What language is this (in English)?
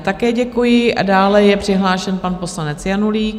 Czech